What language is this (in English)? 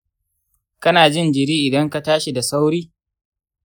Hausa